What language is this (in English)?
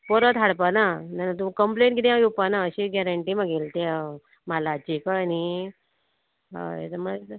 Konkani